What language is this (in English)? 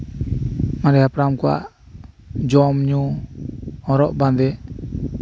Santali